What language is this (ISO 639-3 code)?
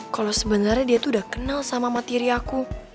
ind